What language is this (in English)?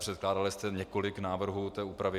Czech